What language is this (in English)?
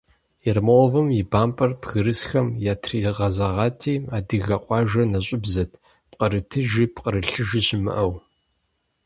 Kabardian